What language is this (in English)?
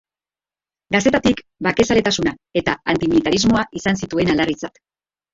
Basque